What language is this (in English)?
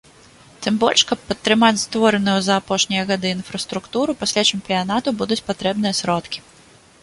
Belarusian